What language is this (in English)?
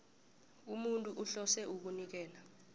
South Ndebele